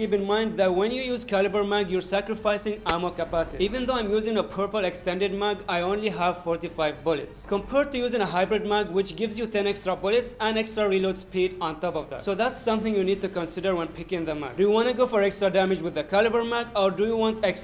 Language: English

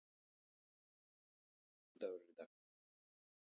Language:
Icelandic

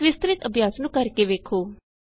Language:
Punjabi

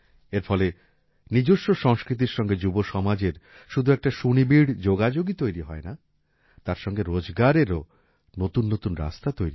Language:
Bangla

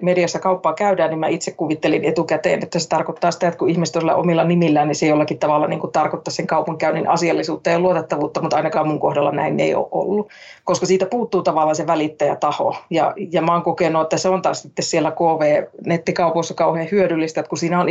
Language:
Finnish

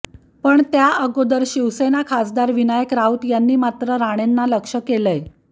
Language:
Marathi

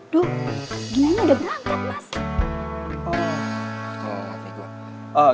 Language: Indonesian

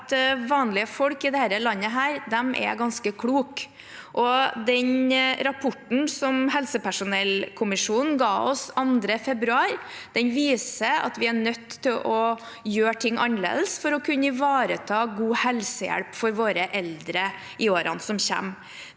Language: Norwegian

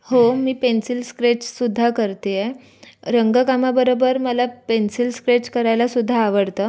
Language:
Marathi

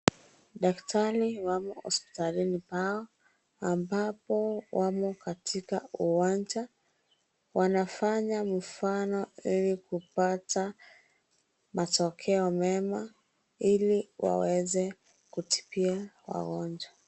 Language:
Swahili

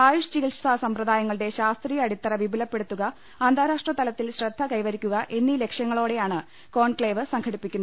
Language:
Malayalam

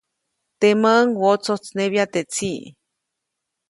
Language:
Copainalá Zoque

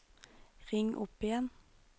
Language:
Norwegian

